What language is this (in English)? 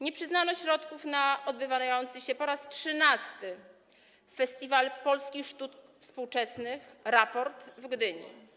Polish